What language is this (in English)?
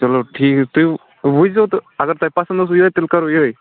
Kashmiri